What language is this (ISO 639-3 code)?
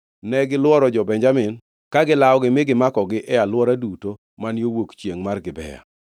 luo